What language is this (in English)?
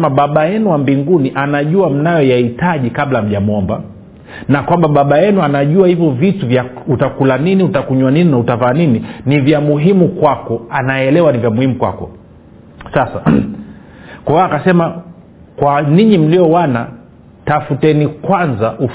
Swahili